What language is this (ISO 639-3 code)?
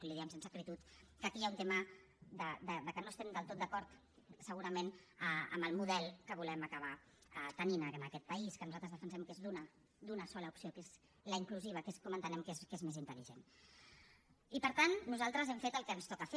cat